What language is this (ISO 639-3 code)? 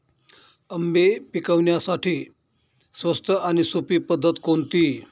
mar